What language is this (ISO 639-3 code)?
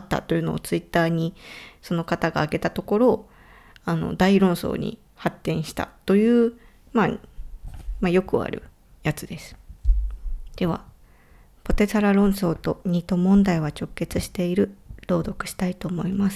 jpn